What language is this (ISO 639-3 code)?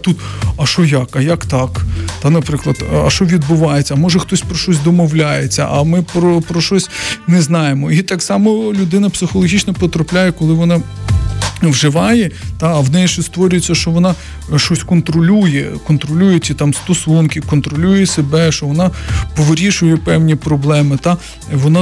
ukr